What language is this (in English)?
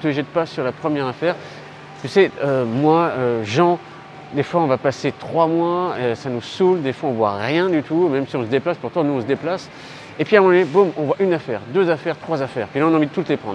French